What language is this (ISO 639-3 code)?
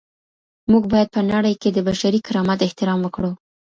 pus